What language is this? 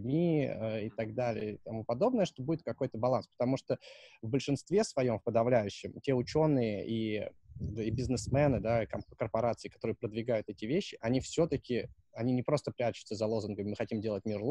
Russian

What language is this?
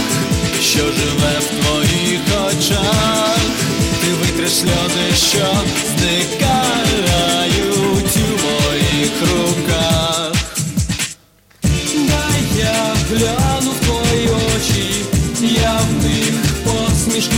Ukrainian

